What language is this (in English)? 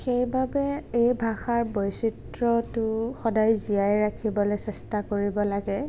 Assamese